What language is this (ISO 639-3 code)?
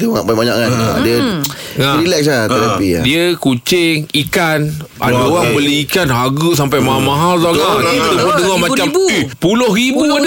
msa